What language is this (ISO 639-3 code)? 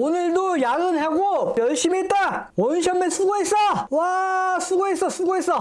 kor